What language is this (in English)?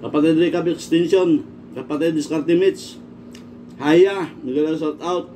Filipino